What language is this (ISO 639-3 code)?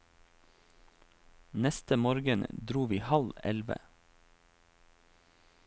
nor